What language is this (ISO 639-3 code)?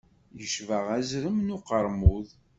kab